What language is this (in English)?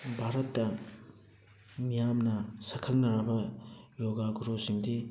Manipuri